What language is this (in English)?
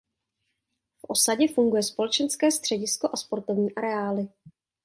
Czech